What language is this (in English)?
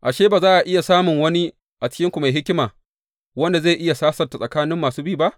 Hausa